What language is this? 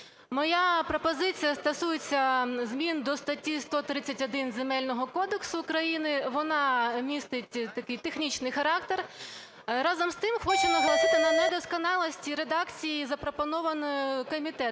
Ukrainian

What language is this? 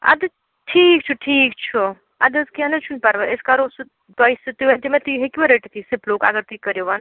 Kashmiri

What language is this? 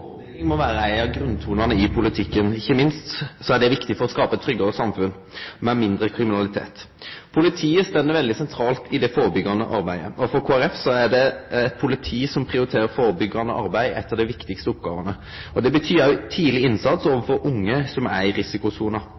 Norwegian Nynorsk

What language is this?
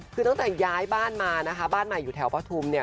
Thai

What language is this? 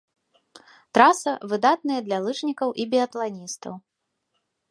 Belarusian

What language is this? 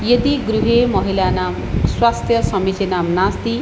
Sanskrit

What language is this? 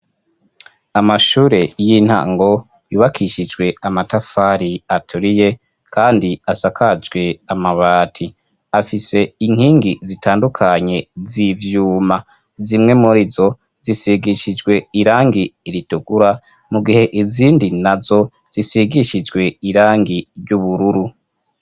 Rundi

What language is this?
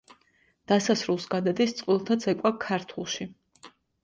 Georgian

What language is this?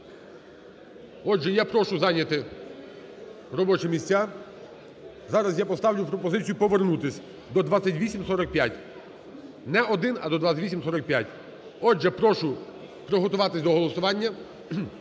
Ukrainian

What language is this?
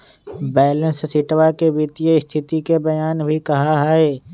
Magahi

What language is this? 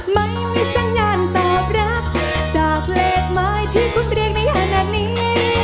Thai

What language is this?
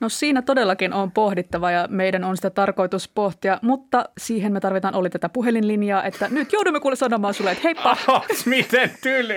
Finnish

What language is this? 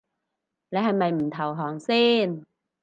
Cantonese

